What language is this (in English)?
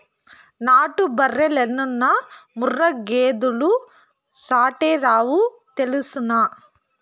Telugu